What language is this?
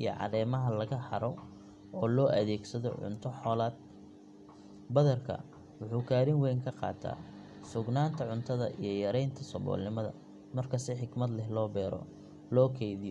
Somali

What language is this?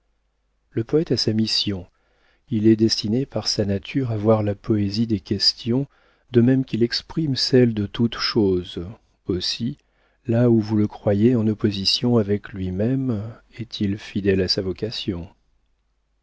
French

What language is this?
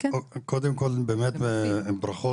Hebrew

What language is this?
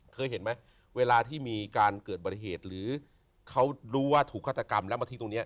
Thai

